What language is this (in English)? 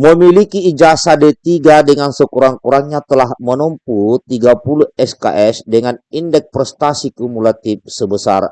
Indonesian